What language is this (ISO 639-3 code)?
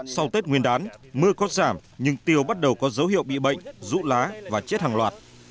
vie